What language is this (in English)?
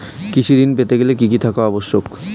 Bangla